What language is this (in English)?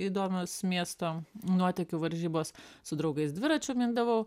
Lithuanian